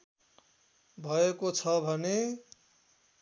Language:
Nepali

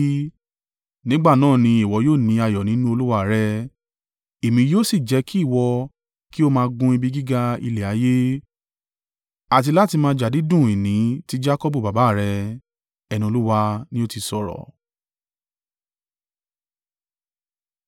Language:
Yoruba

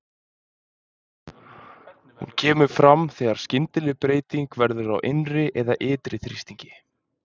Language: Icelandic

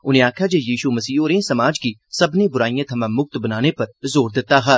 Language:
Dogri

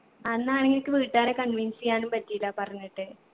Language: Malayalam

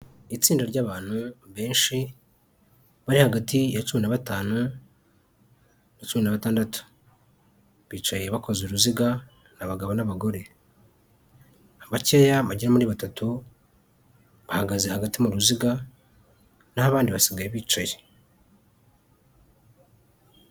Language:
Kinyarwanda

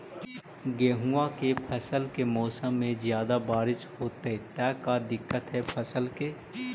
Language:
Magahi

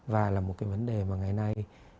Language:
Vietnamese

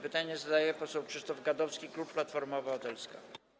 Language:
Polish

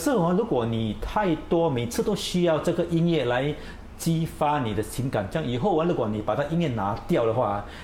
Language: Chinese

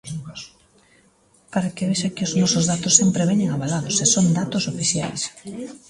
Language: Galician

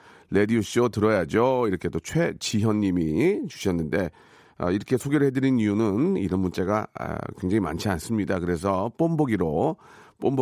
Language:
Korean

